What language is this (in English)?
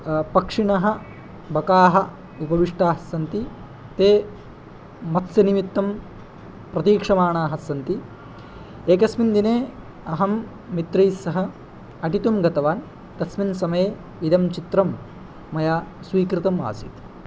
Sanskrit